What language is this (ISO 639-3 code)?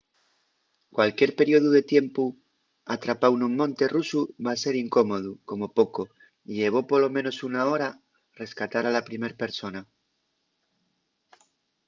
ast